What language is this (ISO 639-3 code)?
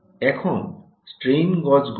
ben